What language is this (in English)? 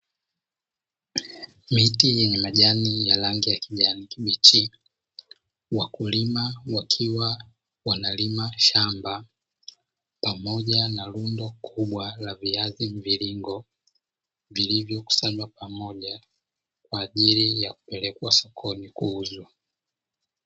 Swahili